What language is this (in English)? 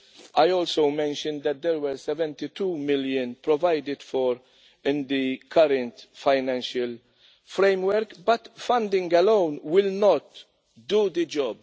English